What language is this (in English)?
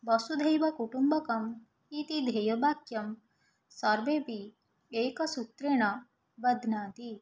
Sanskrit